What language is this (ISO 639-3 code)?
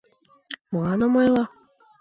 chm